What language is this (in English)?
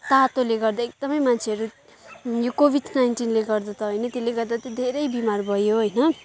Nepali